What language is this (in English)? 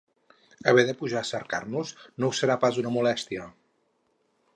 Catalan